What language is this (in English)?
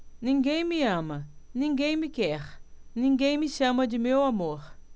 Portuguese